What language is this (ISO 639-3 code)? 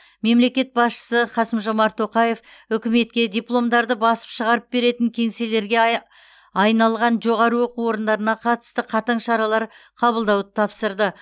kaz